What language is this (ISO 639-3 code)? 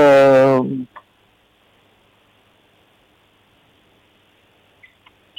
ron